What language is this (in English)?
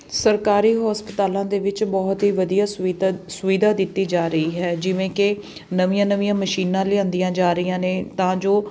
Punjabi